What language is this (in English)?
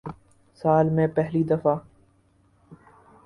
Urdu